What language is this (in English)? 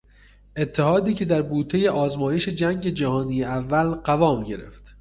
Persian